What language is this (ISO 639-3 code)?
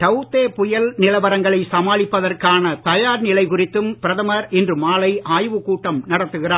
tam